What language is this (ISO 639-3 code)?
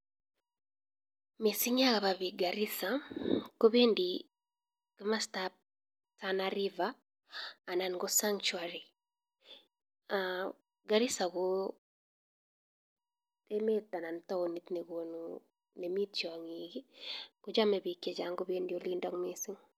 kln